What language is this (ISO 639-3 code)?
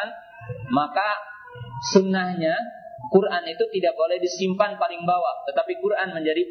ind